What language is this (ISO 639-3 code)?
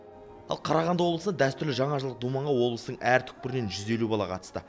kaz